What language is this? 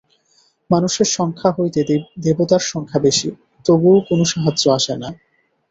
Bangla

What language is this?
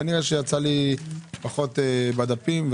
Hebrew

